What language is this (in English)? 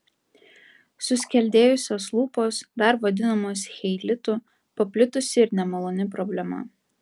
Lithuanian